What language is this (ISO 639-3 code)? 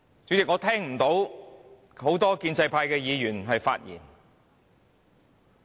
yue